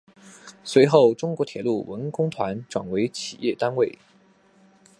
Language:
Chinese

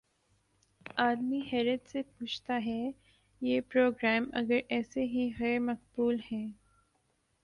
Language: Urdu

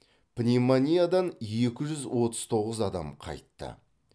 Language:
Kazakh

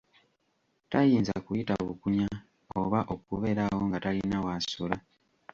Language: Ganda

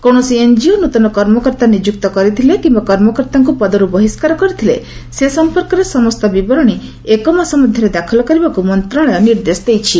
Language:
Odia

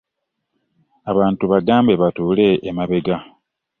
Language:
Ganda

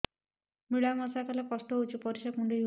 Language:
Odia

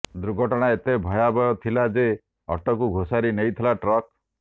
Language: Odia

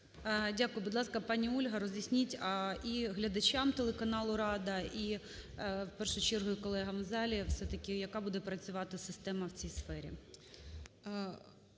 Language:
Ukrainian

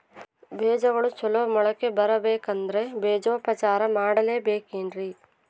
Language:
Kannada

